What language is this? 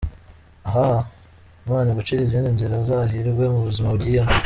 Kinyarwanda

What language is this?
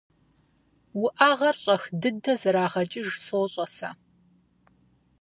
Kabardian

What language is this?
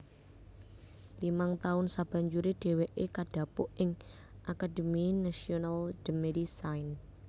Javanese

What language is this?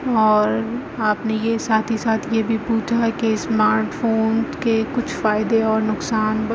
Urdu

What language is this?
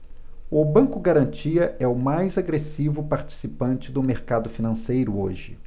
Portuguese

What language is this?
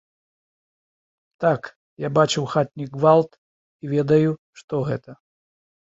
Belarusian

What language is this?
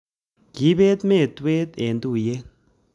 Kalenjin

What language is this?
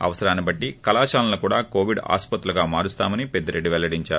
Telugu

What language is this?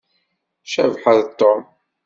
Kabyle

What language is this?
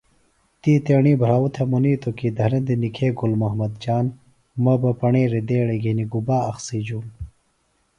Phalura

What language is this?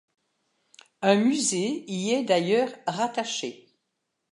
French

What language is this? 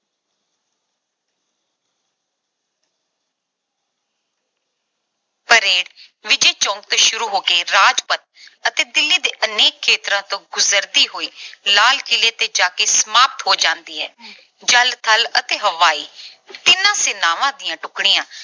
Punjabi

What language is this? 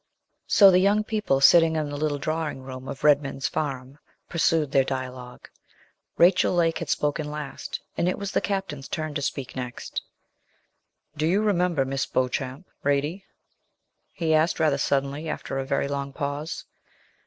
English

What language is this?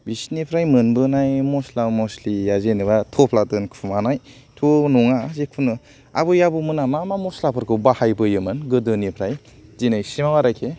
Bodo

